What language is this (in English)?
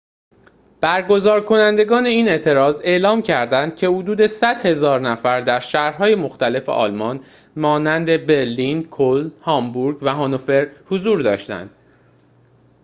Persian